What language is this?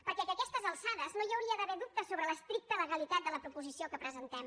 Catalan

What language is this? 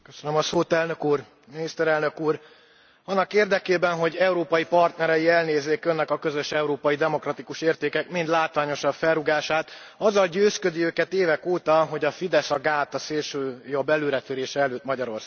Hungarian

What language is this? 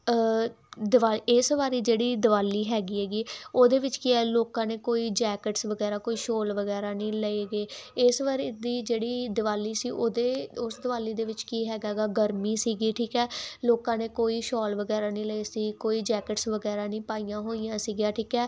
Punjabi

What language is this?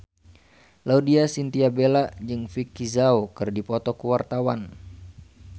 Sundanese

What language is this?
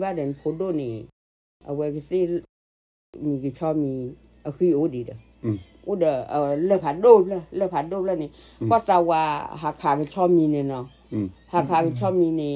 Thai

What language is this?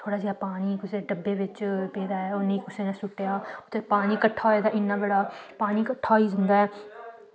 Dogri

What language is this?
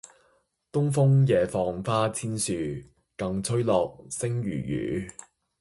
Cantonese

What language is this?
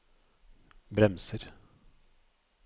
Norwegian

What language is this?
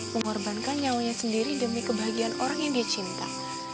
Indonesian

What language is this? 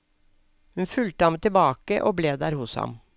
Norwegian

